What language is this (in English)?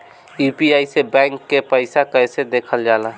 Bhojpuri